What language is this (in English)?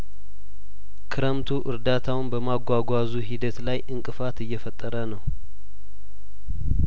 Amharic